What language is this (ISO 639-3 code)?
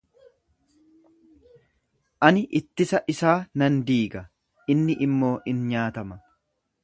orm